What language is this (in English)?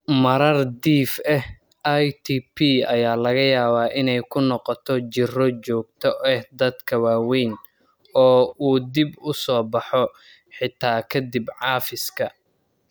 Somali